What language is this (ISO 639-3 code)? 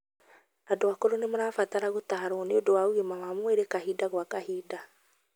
kik